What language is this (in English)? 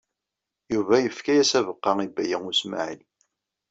Kabyle